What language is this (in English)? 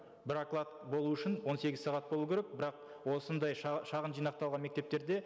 Kazakh